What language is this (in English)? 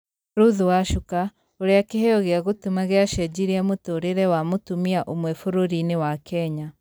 Kikuyu